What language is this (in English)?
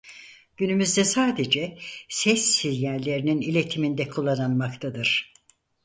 Turkish